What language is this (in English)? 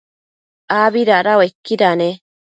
Matsés